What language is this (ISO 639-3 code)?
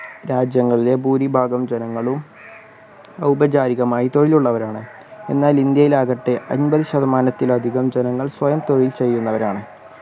mal